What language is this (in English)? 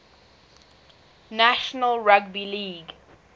English